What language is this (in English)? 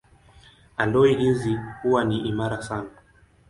Swahili